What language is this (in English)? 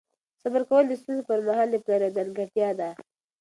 Pashto